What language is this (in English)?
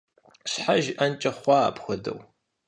Kabardian